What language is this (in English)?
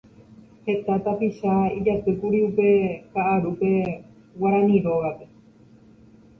Guarani